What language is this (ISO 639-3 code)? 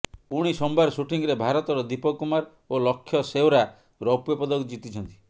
ori